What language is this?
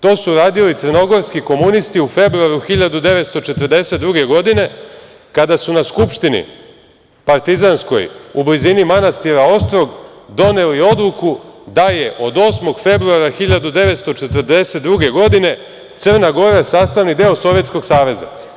Serbian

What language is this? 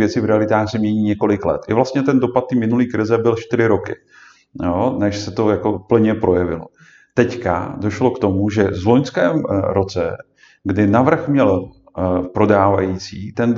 Czech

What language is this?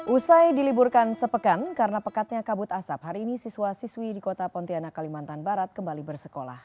Indonesian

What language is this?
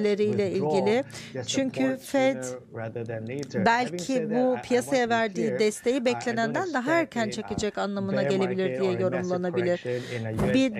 Turkish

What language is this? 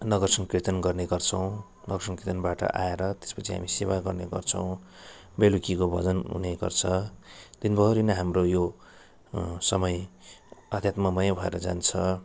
Nepali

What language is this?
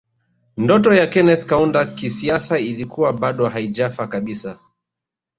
Swahili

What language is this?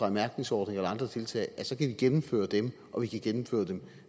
Danish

